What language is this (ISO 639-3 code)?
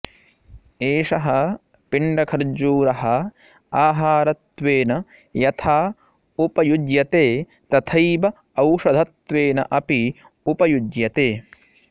san